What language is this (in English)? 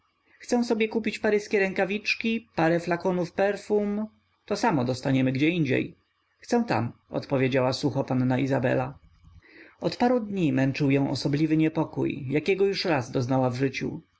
Polish